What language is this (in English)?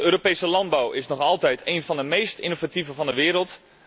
Dutch